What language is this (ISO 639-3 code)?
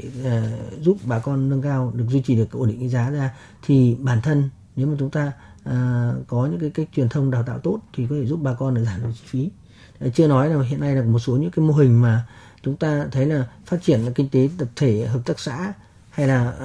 vie